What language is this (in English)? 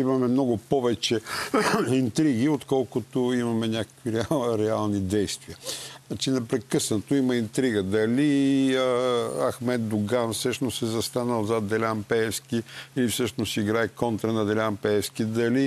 Bulgarian